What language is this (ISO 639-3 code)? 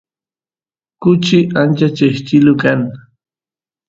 qus